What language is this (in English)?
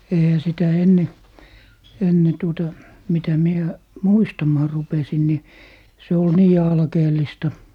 Finnish